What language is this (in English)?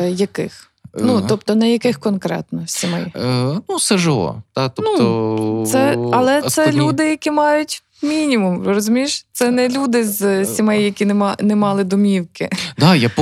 Ukrainian